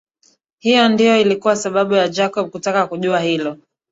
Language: Swahili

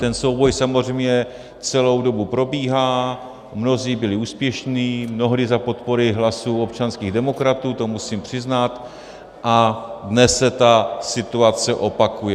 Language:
Czech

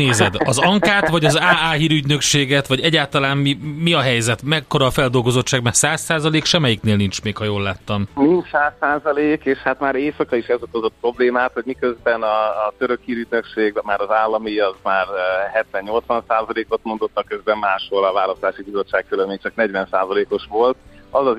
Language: Hungarian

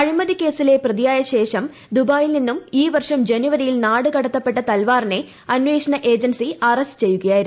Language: Malayalam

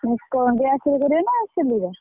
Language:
Odia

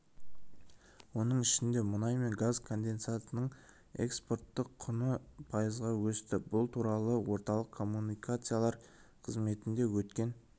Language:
Kazakh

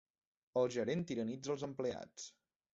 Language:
Catalan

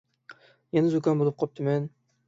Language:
Uyghur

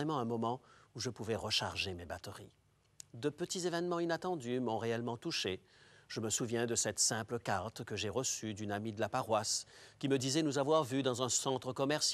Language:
French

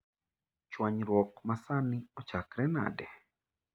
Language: Luo (Kenya and Tanzania)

